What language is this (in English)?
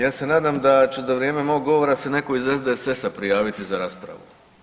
Croatian